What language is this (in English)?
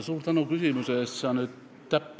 Estonian